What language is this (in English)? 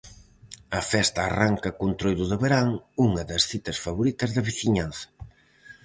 Galician